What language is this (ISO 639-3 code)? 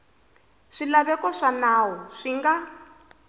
tso